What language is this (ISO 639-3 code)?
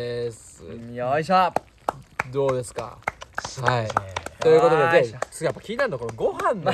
jpn